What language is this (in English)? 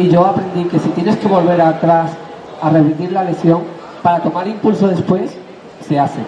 Spanish